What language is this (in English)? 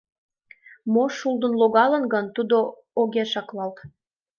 Mari